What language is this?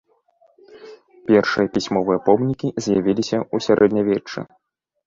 Belarusian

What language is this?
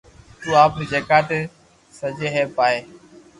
Loarki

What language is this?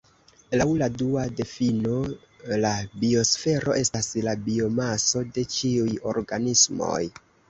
Esperanto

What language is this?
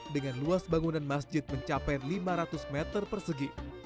Indonesian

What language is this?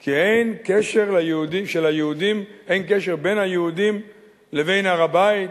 Hebrew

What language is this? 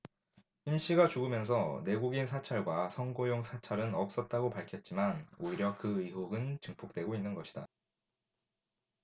Korean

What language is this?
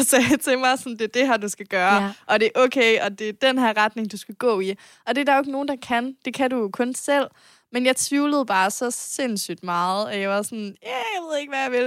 Danish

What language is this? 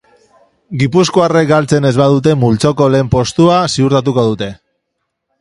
Basque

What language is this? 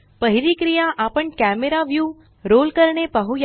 Marathi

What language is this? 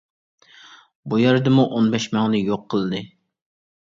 Uyghur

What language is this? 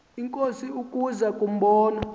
Xhosa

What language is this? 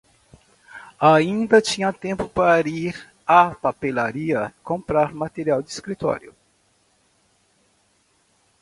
Portuguese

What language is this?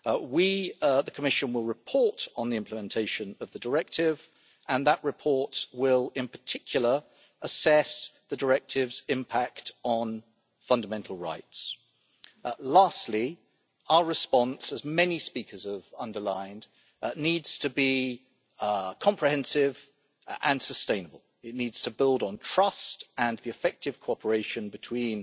English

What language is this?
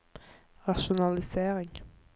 Norwegian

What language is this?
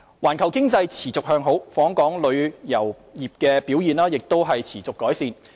Cantonese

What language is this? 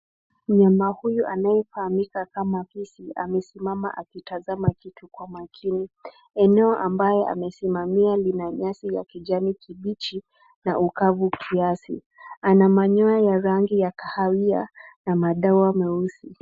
Swahili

